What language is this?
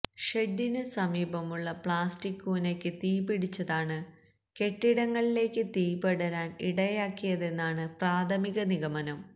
Malayalam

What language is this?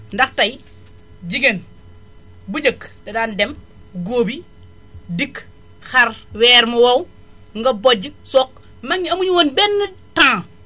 Wolof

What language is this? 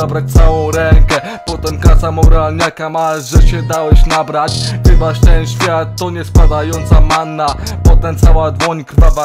Polish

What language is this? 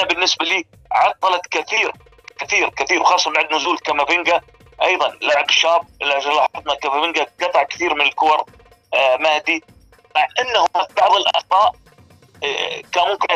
Arabic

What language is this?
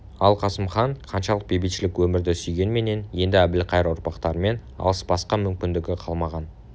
Kazakh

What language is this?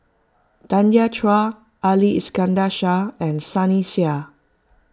English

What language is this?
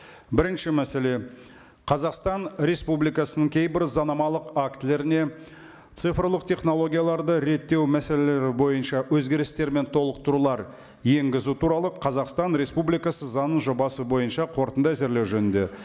Kazakh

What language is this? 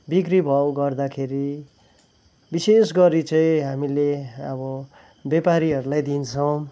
Nepali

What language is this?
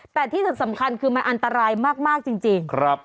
Thai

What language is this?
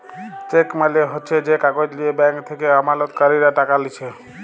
Bangla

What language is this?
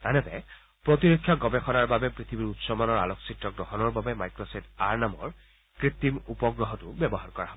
Assamese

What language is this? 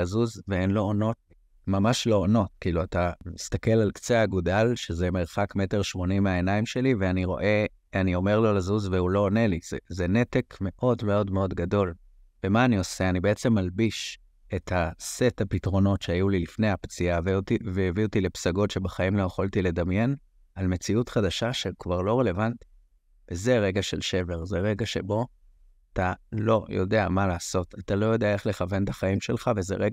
Hebrew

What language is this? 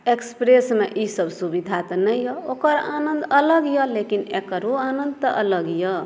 Maithili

